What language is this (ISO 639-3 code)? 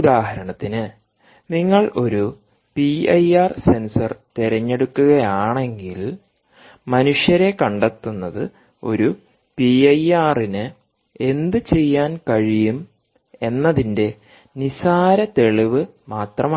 mal